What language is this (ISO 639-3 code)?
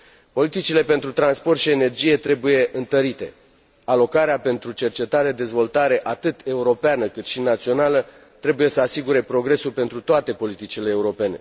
ron